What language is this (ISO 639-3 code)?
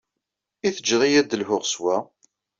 kab